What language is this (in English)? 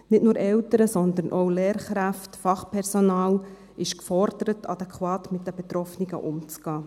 Swiss German